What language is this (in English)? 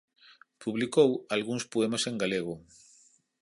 Galician